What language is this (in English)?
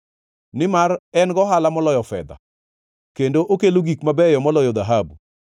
Luo (Kenya and Tanzania)